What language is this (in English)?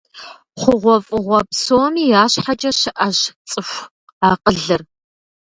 Kabardian